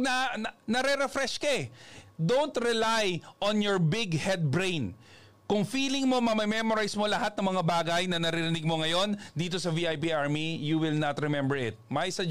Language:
Filipino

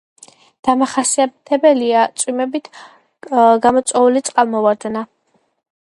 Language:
Georgian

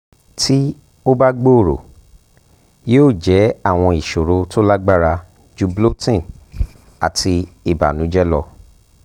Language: Yoruba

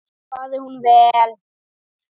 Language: Icelandic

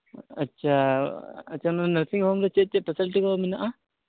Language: Santali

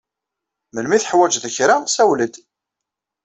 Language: Kabyle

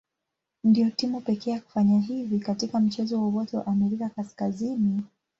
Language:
Swahili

